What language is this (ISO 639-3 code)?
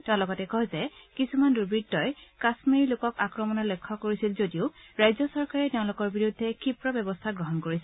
asm